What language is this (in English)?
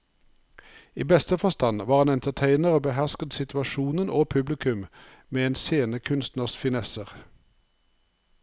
Norwegian